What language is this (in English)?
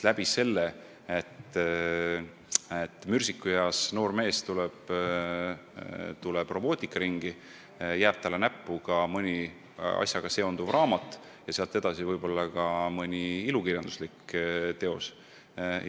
Estonian